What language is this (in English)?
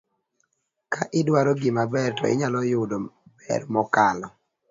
Luo (Kenya and Tanzania)